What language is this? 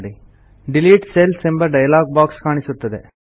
Kannada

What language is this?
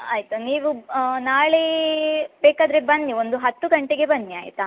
Kannada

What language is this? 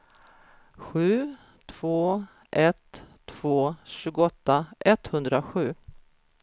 Swedish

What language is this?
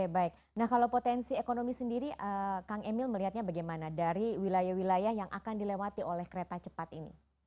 Indonesian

